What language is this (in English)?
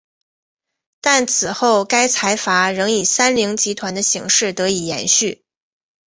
Chinese